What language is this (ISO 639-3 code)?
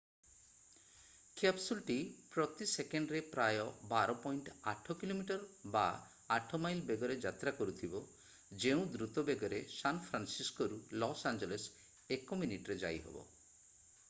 ori